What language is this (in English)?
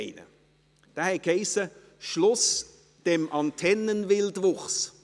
Swiss German